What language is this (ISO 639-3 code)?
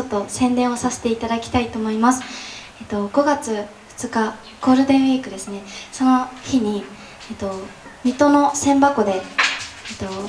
jpn